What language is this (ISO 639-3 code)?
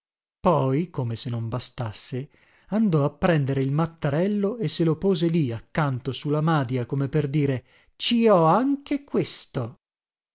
ita